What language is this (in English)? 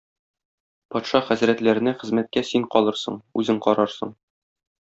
Tatar